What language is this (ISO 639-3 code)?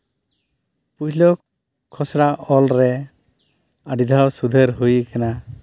sat